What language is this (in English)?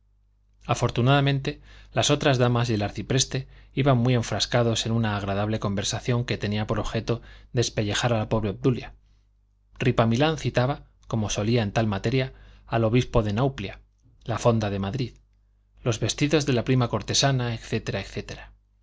Spanish